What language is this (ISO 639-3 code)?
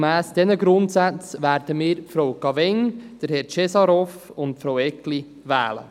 gsw